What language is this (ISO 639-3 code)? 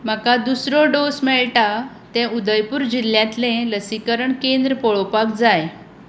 kok